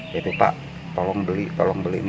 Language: Indonesian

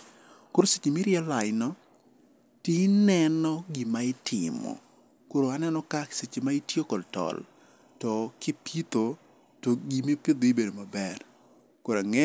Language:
Luo (Kenya and Tanzania)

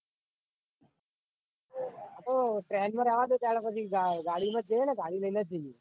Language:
Gujarati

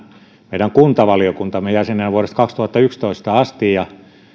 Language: Finnish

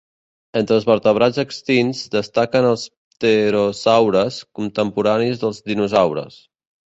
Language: Catalan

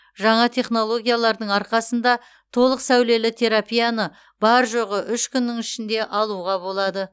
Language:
Kazakh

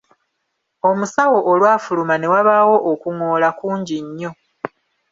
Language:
Ganda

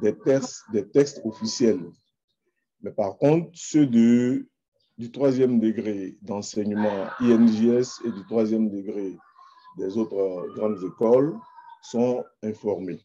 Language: French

